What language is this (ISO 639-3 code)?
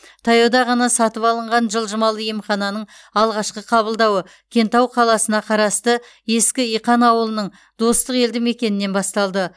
kaz